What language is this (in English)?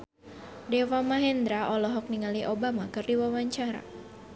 Sundanese